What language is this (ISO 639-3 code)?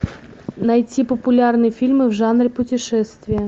rus